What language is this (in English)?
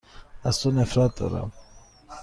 Persian